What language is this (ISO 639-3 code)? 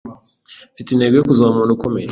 kin